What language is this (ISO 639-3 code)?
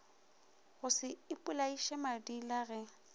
nso